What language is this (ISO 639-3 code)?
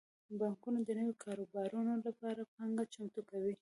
pus